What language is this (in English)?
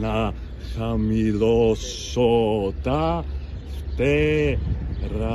Greek